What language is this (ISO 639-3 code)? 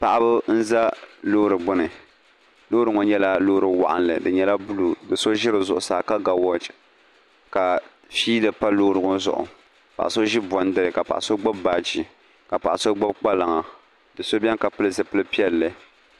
dag